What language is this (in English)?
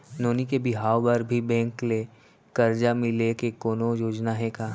Chhattisgarhi